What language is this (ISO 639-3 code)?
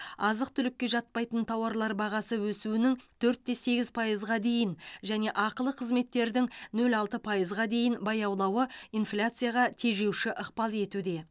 kaz